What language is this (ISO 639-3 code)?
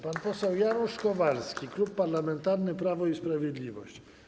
pol